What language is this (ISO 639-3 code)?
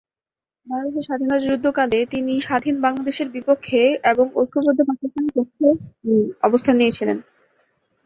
ben